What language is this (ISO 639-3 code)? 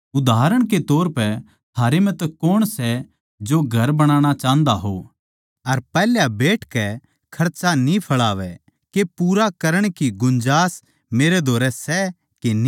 bgc